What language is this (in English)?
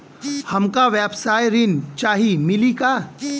Bhojpuri